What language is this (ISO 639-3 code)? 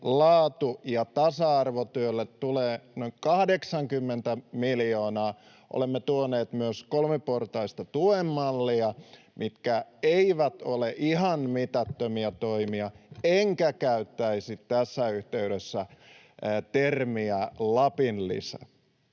fin